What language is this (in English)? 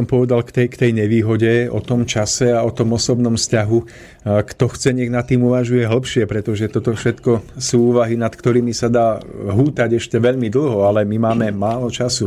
Slovak